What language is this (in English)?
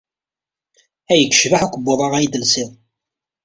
Kabyle